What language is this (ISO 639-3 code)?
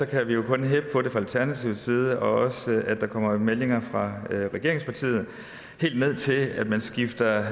dan